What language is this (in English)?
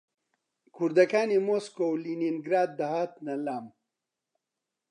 Central Kurdish